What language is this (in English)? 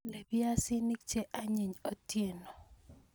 Kalenjin